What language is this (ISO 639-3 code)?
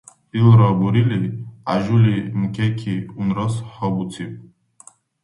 dar